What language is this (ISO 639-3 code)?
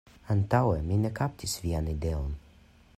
epo